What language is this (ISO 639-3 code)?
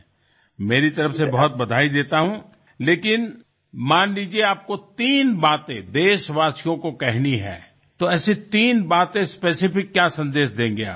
guj